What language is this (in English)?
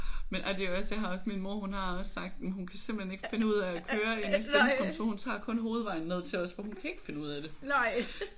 Danish